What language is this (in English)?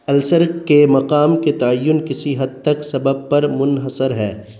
Urdu